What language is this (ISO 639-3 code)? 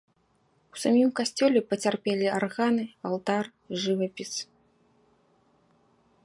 bel